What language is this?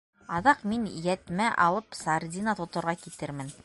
Bashkir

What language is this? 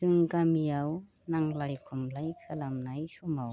Bodo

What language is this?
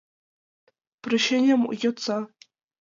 Mari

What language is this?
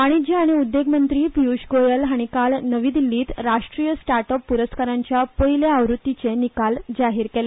Konkani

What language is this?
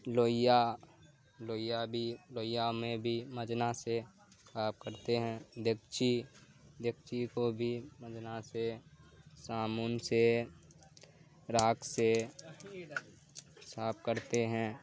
Urdu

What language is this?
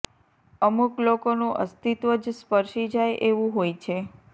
Gujarati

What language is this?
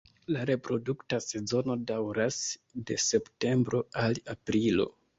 Esperanto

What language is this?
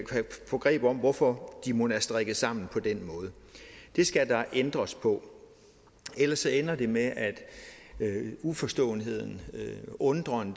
Danish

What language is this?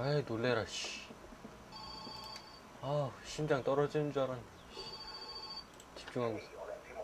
Korean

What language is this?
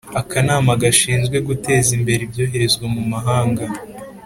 Kinyarwanda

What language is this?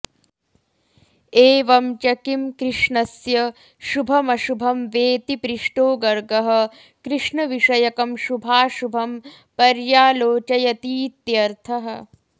Sanskrit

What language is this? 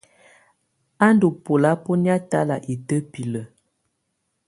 Tunen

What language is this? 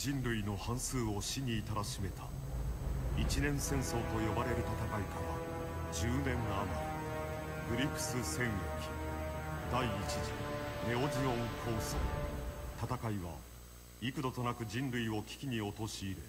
Japanese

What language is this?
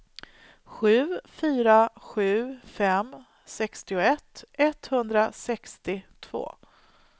Swedish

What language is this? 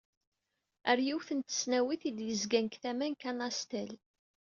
Kabyle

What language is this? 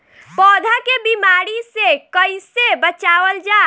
Bhojpuri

